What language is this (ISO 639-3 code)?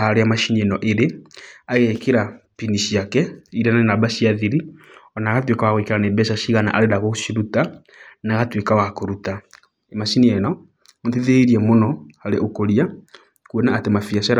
kik